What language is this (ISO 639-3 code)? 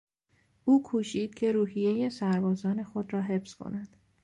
fas